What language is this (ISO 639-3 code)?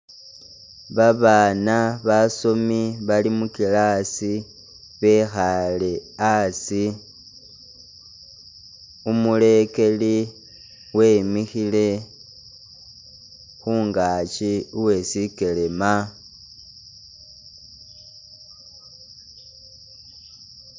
myx